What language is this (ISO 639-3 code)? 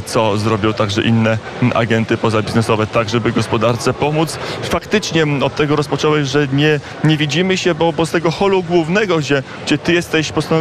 pol